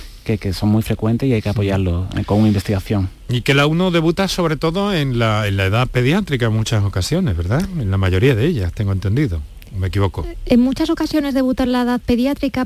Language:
Spanish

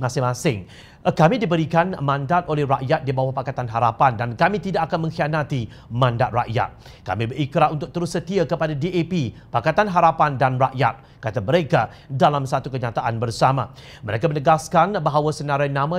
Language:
Malay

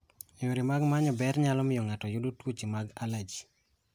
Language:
Luo (Kenya and Tanzania)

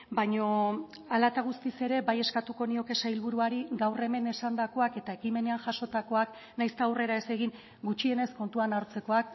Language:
Basque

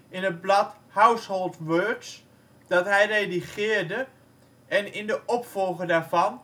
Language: Dutch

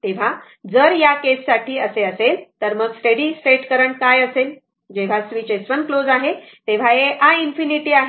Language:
Marathi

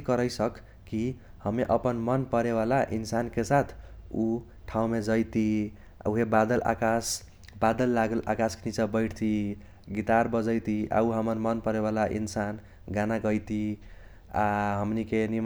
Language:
Kochila Tharu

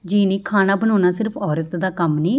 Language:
Punjabi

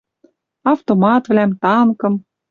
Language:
Western Mari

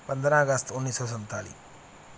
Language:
Punjabi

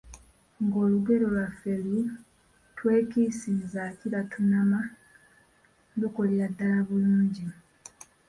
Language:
Ganda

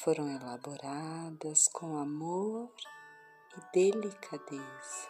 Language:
Portuguese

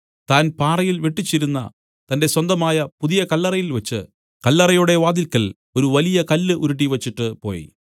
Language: Malayalam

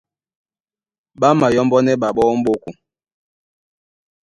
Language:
Duala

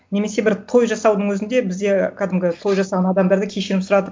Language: Kazakh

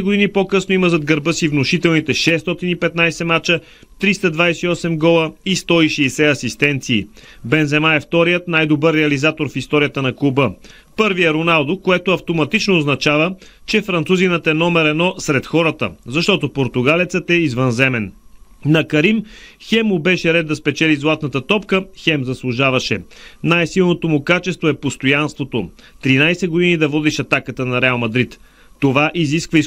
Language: Bulgarian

